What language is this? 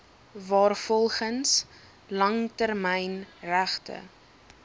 Afrikaans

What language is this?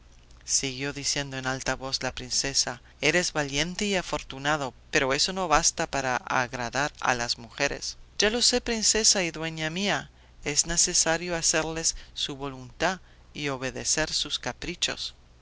Spanish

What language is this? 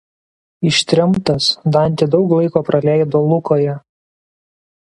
Lithuanian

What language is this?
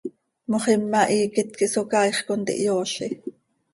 Seri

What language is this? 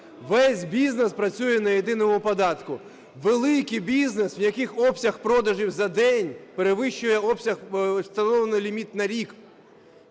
Ukrainian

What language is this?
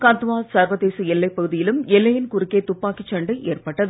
Tamil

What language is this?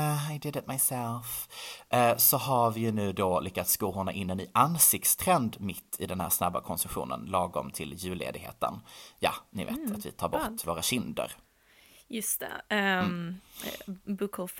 Swedish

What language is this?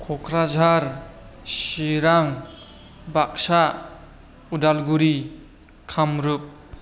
Bodo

